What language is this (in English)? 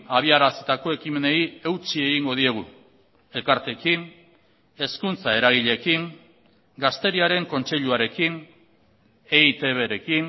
Basque